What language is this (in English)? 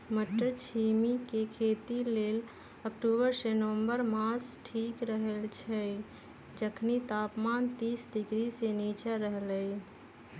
Magahi